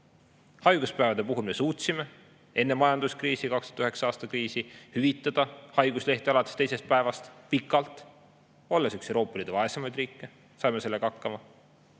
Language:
Estonian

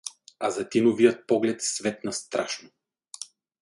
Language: Bulgarian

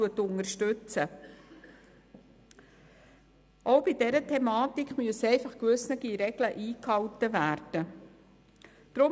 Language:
Swiss German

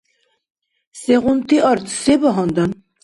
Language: Dargwa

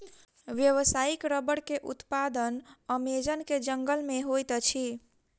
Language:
Maithili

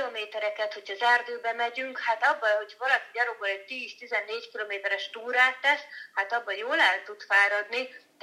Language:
Hungarian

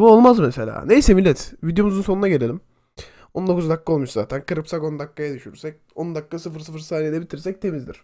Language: Turkish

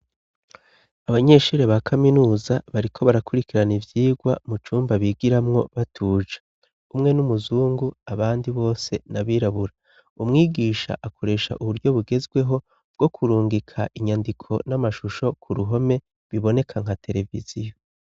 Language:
Rundi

